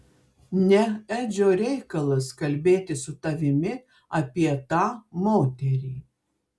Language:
Lithuanian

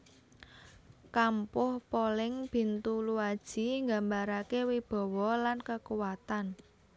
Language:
Javanese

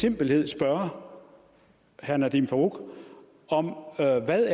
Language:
Danish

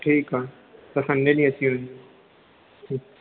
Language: Sindhi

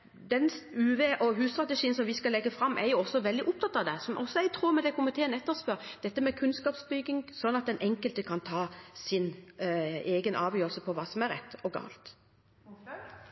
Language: Norwegian Bokmål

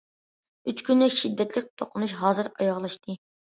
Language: Uyghur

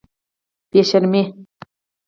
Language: Pashto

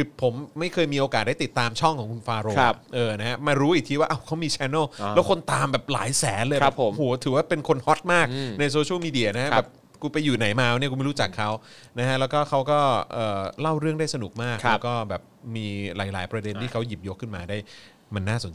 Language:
Thai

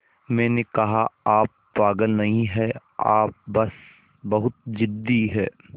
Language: Hindi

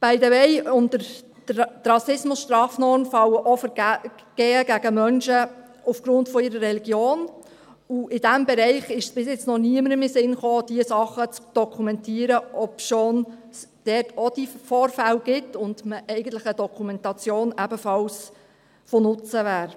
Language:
Swiss German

